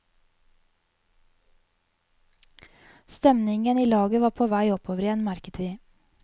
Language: Norwegian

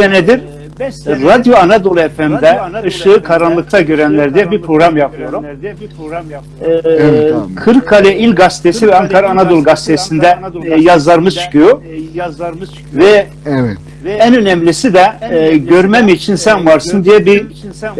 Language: Turkish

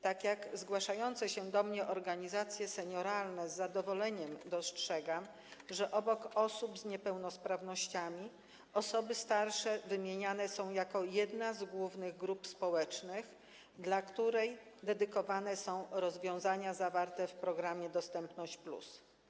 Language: Polish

